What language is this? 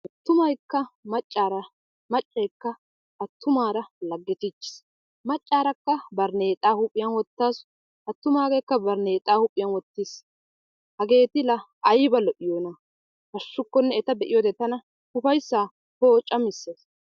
Wolaytta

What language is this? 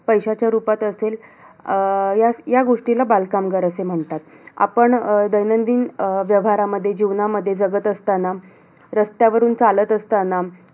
Marathi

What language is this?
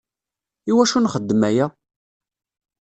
Kabyle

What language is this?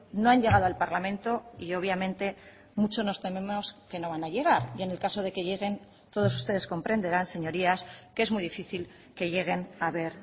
Spanish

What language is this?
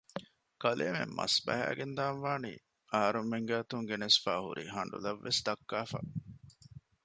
Divehi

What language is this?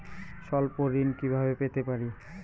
Bangla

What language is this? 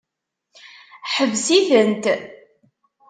Kabyle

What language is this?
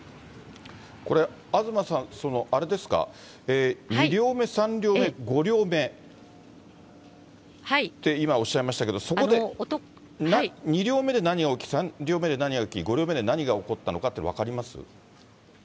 Japanese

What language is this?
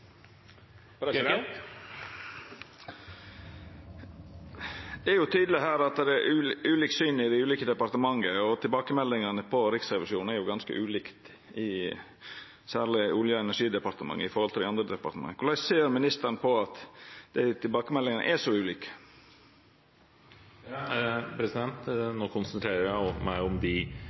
Norwegian Nynorsk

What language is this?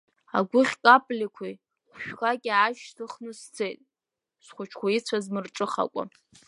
Abkhazian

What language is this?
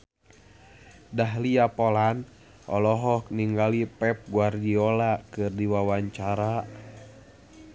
Sundanese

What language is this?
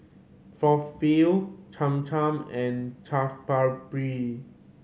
English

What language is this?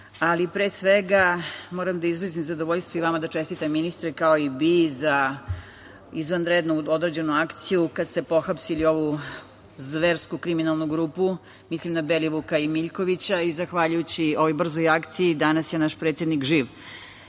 Serbian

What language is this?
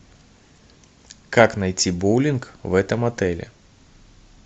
Russian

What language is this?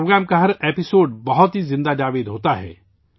Urdu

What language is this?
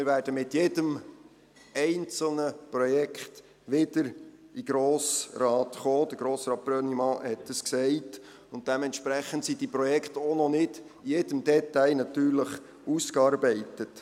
Swiss German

